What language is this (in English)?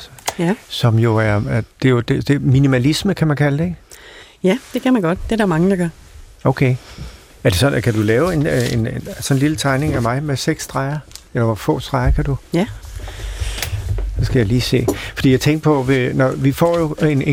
Danish